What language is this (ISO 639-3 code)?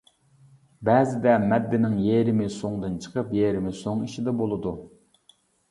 uig